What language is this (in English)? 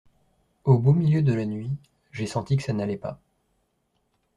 French